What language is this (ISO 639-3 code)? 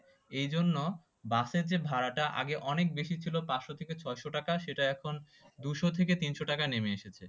ben